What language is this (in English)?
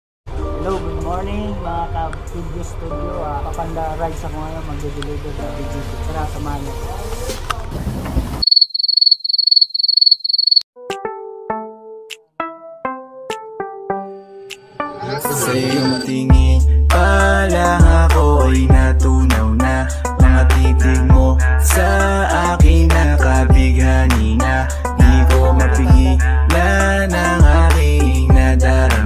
Korean